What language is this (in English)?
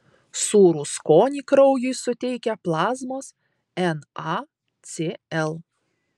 Lithuanian